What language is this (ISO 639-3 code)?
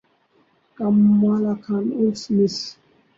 urd